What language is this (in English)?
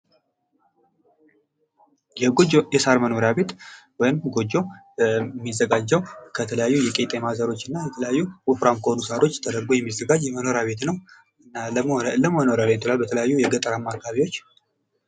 Amharic